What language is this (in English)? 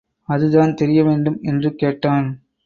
Tamil